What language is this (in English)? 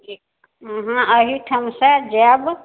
Maithili